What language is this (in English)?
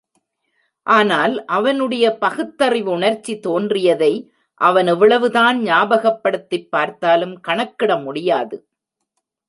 Tamil